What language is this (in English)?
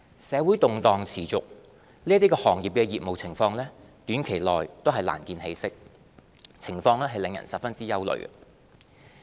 Cantonese